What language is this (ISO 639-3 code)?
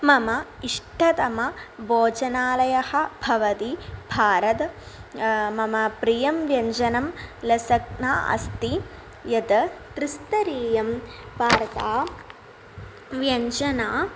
san